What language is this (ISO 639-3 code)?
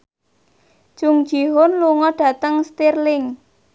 jav